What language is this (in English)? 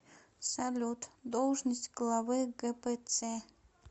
Russian